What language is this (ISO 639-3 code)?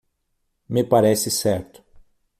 por